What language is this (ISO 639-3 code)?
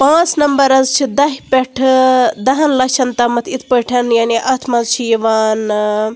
kas